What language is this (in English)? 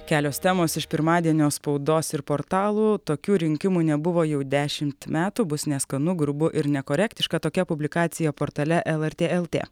Lithuanian